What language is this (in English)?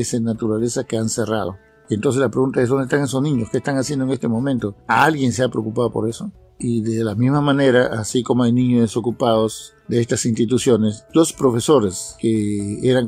Spanish